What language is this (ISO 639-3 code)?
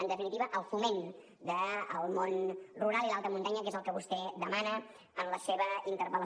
cat